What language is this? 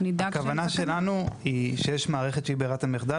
Hebrew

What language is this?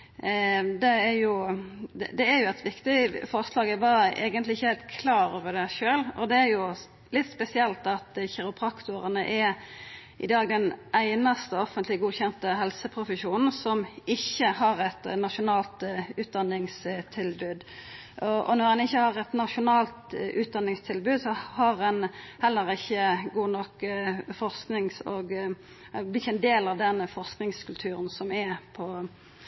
Norwegian Nynorsk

